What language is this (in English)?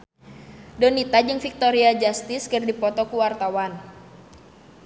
Sundanese